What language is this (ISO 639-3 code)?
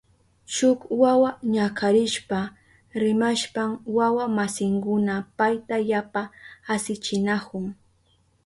qup